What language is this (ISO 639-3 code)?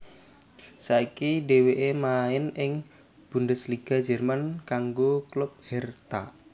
jav